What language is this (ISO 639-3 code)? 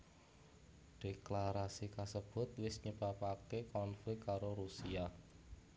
jav